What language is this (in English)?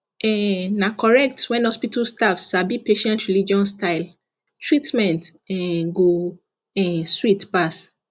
Nigerian Pidgin